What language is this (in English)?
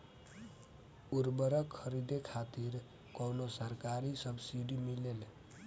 Bhojpuri